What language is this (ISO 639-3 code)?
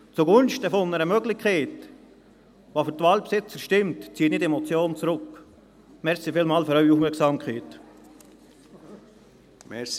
gsw